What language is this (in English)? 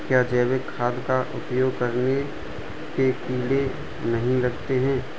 Hindi